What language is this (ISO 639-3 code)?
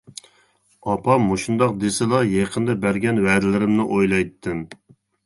uig